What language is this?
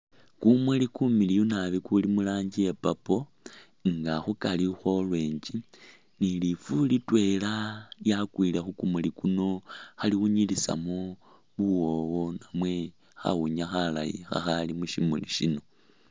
Masaaba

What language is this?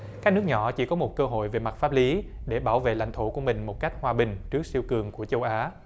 Vietnamese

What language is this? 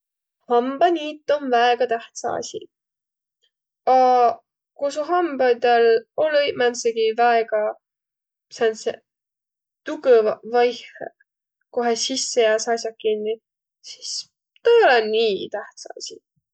Võro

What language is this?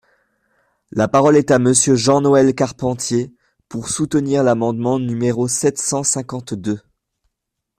French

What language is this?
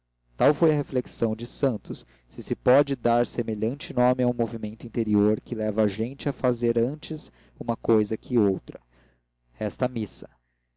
Portuguese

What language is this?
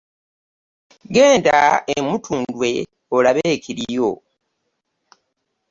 Ganda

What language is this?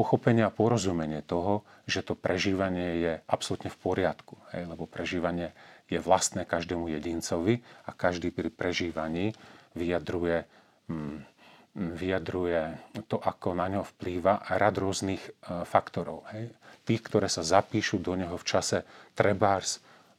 Slovak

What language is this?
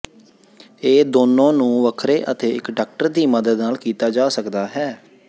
Punjabi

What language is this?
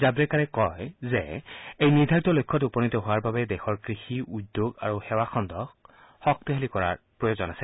Assamese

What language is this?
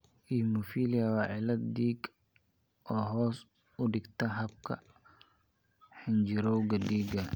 Somali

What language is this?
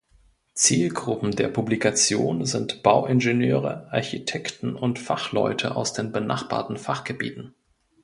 German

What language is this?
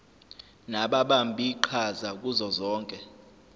Zulu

